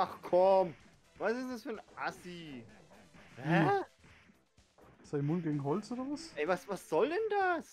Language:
German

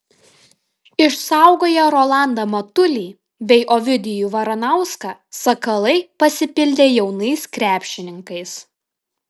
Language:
Lithuanian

